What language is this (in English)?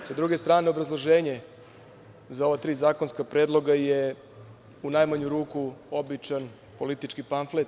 Serbian